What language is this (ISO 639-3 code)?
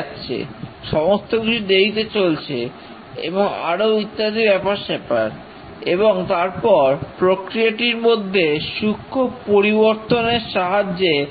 ben